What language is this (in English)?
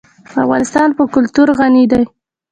Pashto